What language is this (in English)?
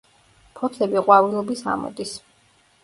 Georgian